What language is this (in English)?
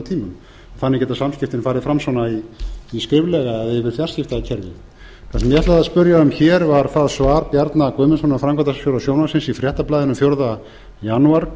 Icelandic